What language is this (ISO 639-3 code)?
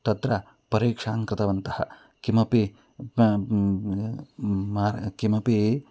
san